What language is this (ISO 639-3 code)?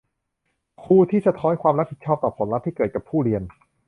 tha